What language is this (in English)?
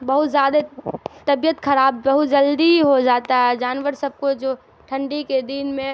Urdu